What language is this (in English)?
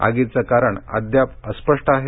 Marathi